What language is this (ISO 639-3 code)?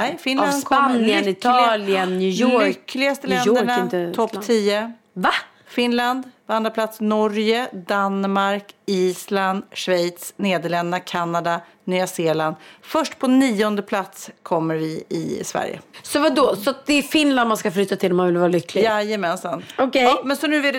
swe